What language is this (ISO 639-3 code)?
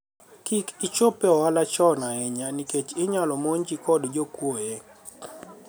luo